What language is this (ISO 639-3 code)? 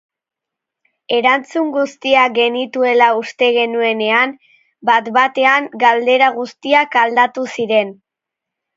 eus